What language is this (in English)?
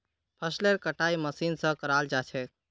Magahi